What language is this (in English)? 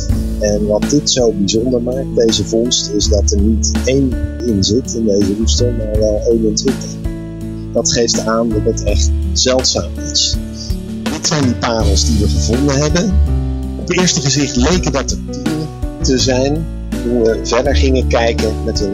Dutch